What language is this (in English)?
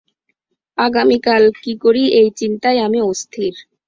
Bangla